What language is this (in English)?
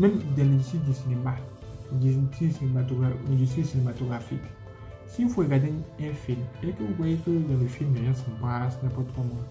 French